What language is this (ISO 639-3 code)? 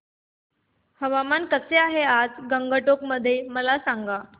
mar